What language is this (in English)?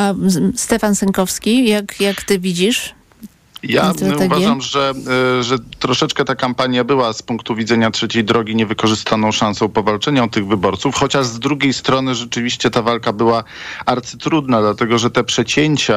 Polish